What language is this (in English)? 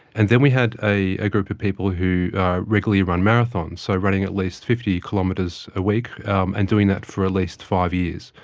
English